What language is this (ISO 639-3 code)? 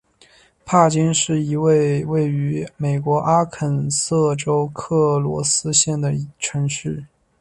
zho